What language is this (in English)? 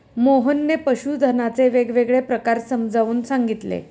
Marathi